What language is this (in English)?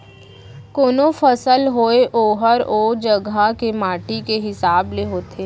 Chhattisgarhi